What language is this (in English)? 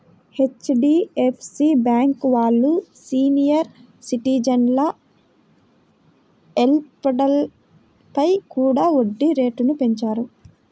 Telugu